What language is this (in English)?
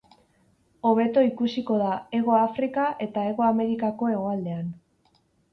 Basque